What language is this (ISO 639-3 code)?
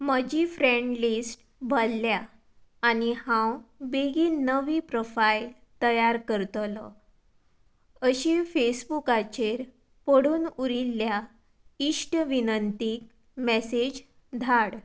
kok